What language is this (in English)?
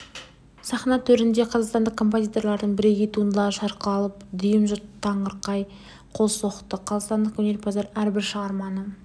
Kazakh